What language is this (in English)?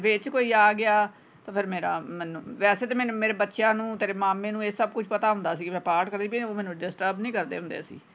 Punjabi